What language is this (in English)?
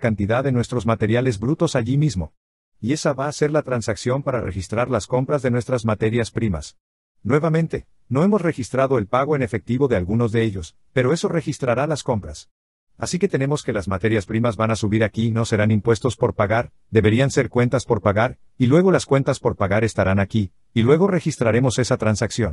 Spanish